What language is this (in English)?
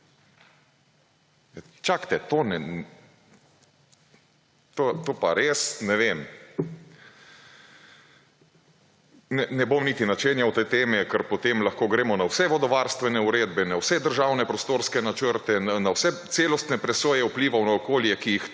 Slovenian